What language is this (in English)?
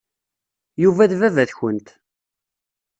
Kabyle